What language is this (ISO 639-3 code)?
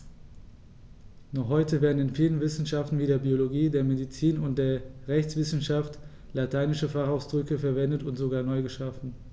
deu